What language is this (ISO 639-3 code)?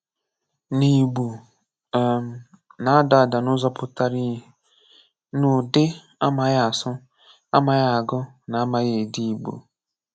ibo